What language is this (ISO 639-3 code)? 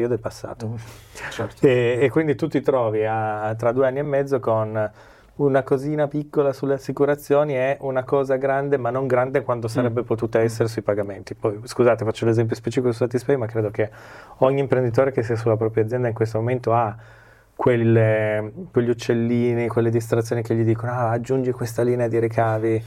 ita